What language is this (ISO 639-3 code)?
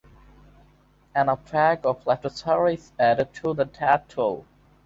eng